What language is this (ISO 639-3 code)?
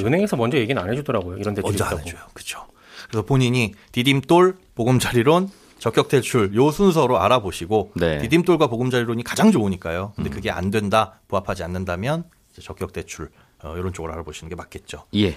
kor